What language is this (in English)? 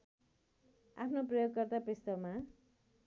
Nepali